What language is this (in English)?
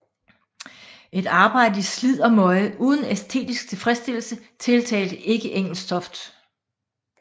Danish